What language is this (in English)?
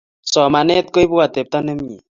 Kalenjin